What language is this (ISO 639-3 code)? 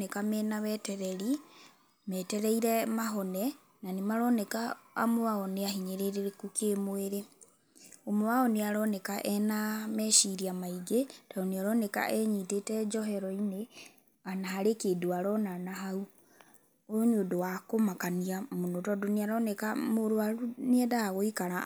kik